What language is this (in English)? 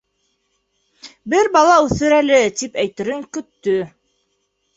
Bashkir